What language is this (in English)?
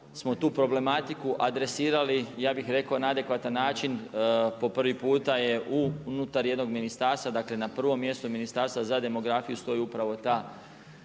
Croatian